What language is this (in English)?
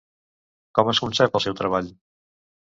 Catalan